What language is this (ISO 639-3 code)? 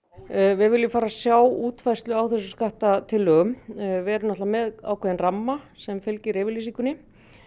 isl